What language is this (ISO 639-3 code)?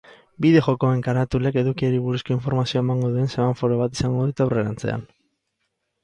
eus